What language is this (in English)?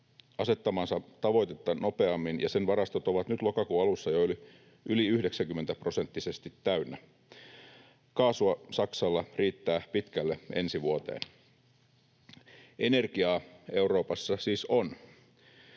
Finnish